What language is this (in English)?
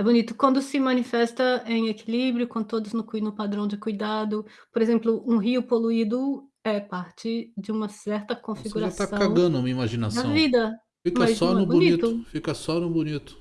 Portuguese